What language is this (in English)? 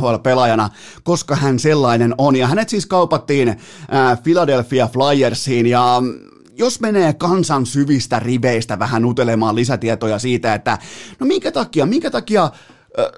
Finnish